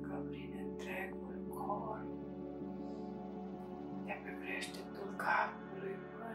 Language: Romanian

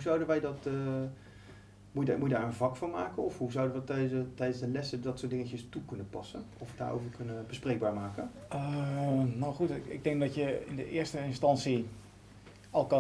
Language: Dutch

